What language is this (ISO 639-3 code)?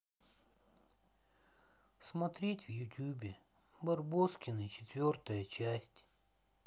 rus